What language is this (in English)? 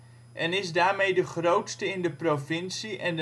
Dutch